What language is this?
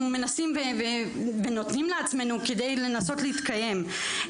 Hebrew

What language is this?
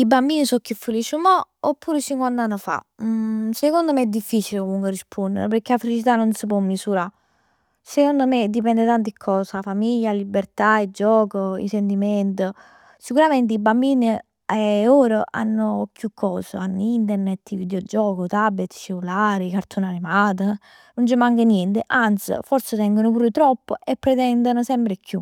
Neapolitan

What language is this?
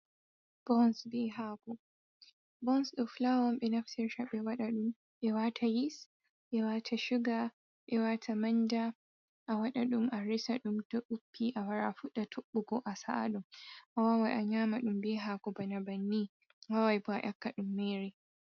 Fula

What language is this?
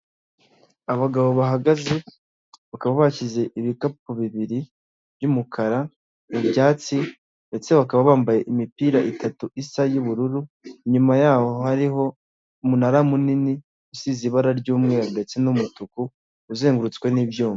Kinyarwanda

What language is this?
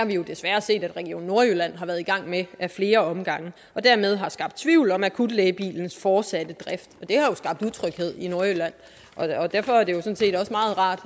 Danish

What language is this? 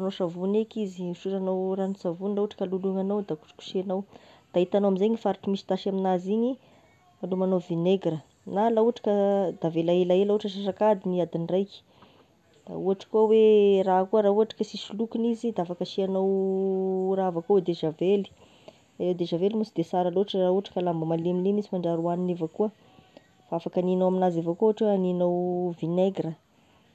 Tesaka Malagasy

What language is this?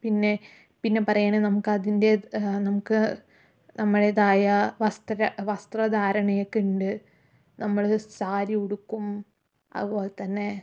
Malayalam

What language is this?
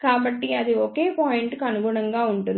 Telugu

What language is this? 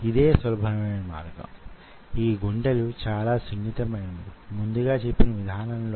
Telugu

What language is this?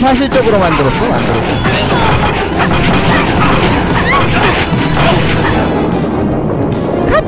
Korean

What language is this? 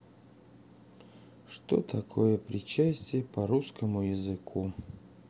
Russian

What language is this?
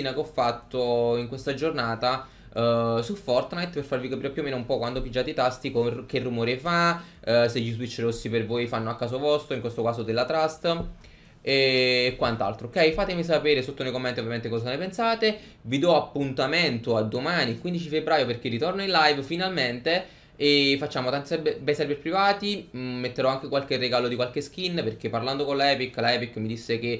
Italian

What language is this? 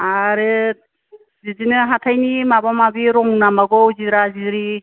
Bodo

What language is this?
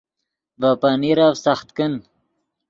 Yidgha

